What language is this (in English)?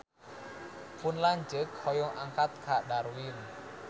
Sundanese